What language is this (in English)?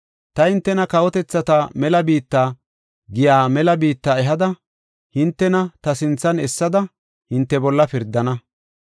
Gofa